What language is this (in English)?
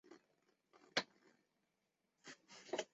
Chinese